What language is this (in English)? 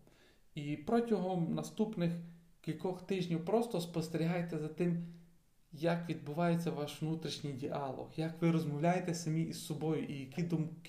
Ukrainian